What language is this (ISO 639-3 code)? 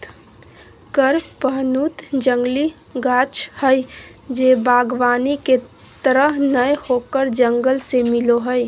mag